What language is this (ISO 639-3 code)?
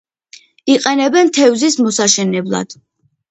kat